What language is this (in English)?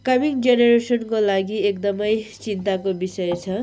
Nepali